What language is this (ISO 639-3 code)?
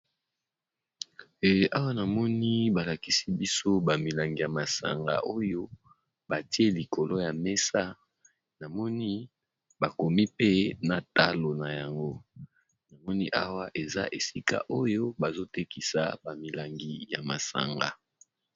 lin